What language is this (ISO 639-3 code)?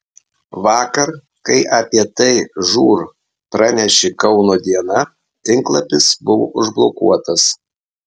lit